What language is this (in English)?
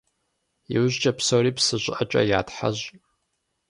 Kabardian